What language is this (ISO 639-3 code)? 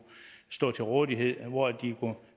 dan